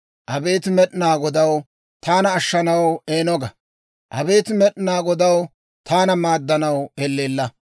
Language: Dawro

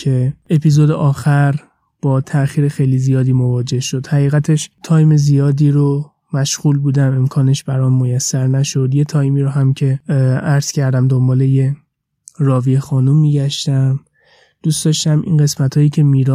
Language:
Persian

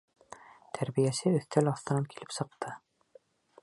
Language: Bashkir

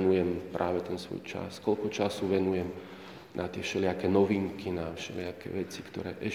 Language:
Slovak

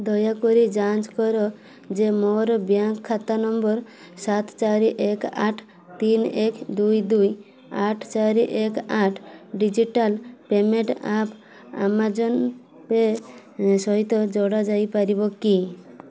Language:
Odia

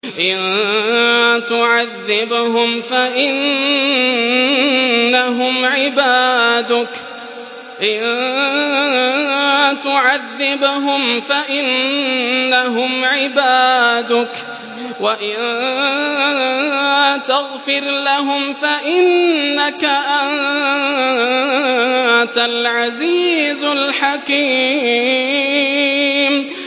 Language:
Arabic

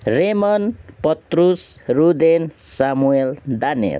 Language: Nepali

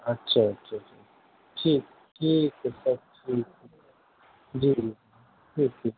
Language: Urdu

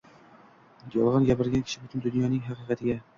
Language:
Uzbek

